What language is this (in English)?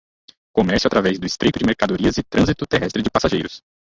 Portuguese